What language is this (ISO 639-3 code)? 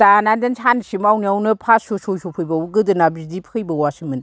brx